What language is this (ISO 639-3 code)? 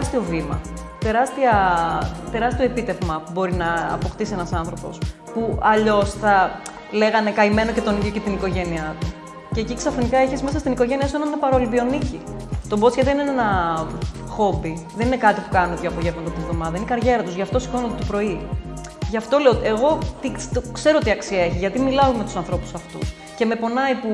ell